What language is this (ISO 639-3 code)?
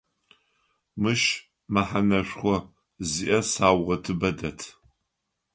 ady